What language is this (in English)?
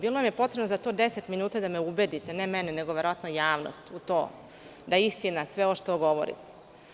Serbian